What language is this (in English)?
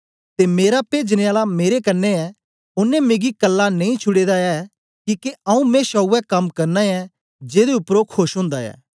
Dogri